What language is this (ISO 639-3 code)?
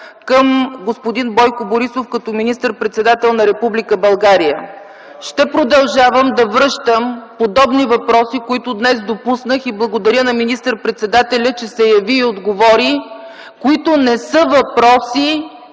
bul